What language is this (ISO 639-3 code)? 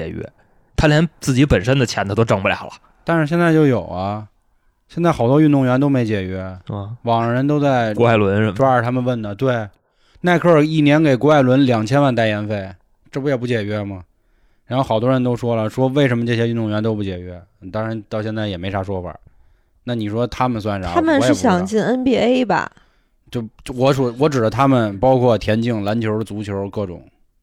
zho